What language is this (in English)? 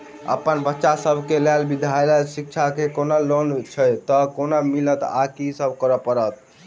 Maithili